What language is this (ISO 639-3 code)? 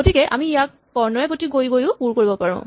asm